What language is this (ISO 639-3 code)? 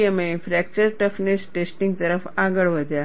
guj